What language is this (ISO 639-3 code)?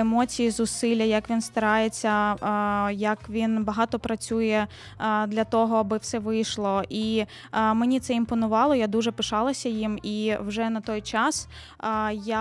ukr